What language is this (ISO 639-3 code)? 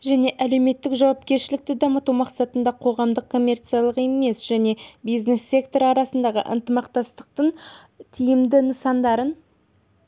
kaz